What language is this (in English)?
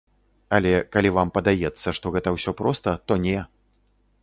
Belarusian